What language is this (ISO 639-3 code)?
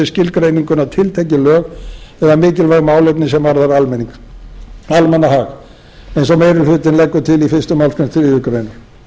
isl